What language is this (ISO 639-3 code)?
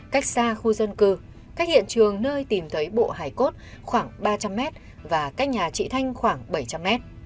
vie